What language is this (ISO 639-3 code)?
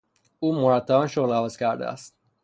fas